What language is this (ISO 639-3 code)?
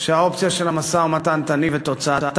heb